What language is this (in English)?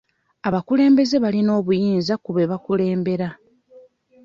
Ganda